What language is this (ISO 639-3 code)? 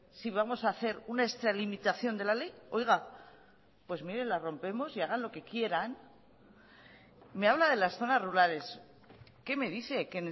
spa